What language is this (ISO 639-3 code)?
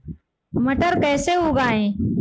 hin